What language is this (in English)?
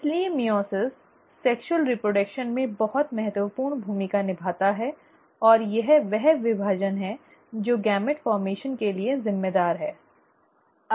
Hindi